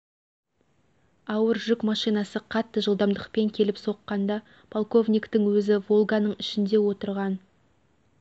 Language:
Kazakh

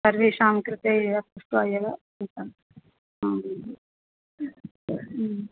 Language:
Sanskrit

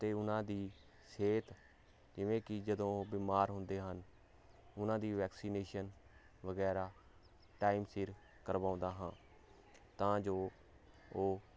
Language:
Punjabi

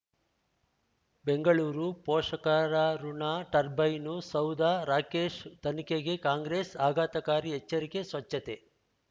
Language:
Kannada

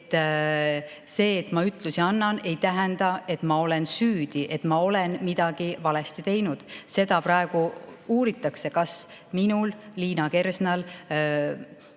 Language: Estonian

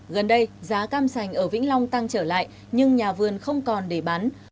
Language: Vietnamese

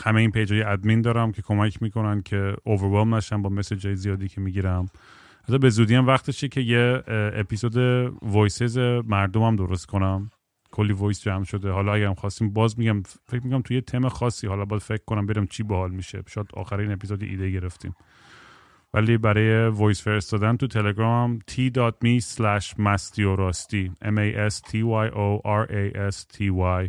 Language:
Persian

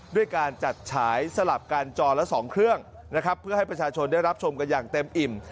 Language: Thai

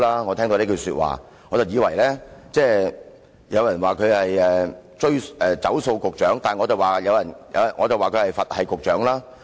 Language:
Cantonese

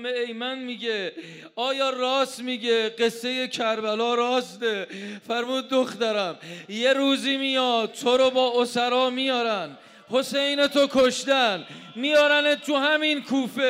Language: Persian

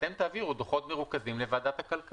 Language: Hebrew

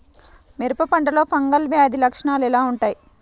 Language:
Telugu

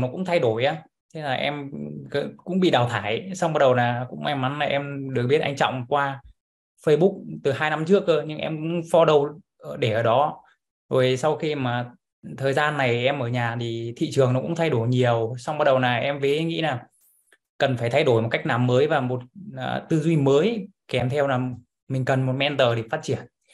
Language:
Vietnamese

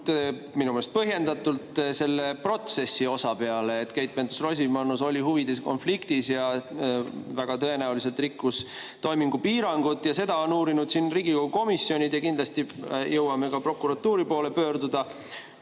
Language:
Estonian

